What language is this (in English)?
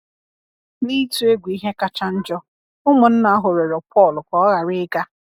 Igbo